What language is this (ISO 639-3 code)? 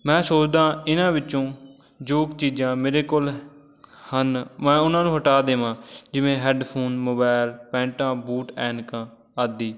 pan